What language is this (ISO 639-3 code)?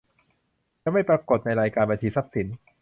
tha